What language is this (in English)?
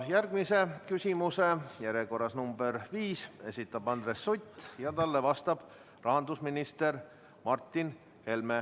Estonian